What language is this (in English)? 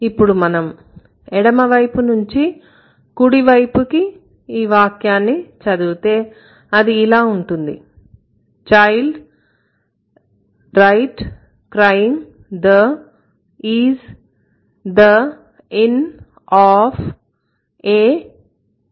Telugu